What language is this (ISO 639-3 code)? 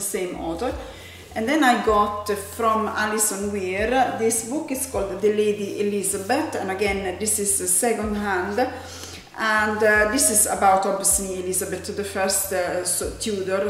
eng